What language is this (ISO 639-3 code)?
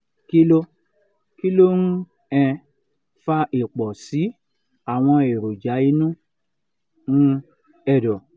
yor